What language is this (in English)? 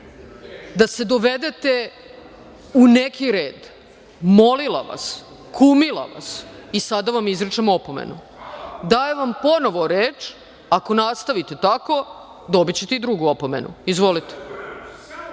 Serbian